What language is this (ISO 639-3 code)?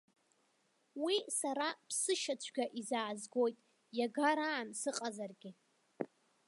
abk